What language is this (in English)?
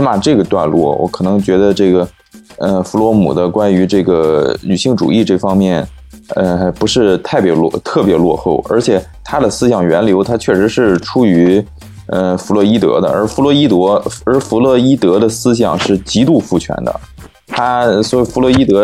Chinese